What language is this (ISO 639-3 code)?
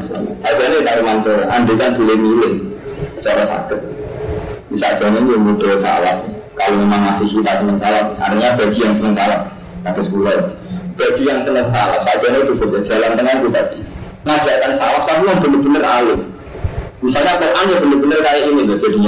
ind